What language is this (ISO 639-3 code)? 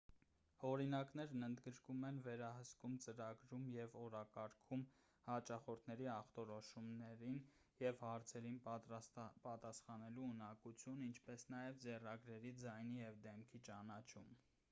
hye